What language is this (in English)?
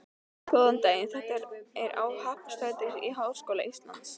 Icelandic